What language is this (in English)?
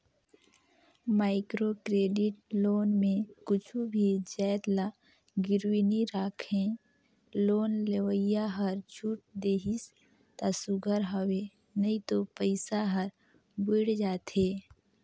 Chhattisgarhi